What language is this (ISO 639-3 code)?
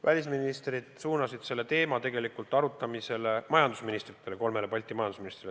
est